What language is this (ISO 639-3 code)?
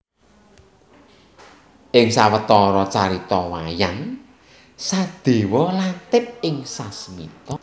jav